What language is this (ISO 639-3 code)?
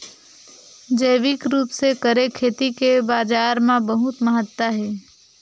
hne